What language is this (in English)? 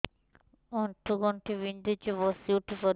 Odia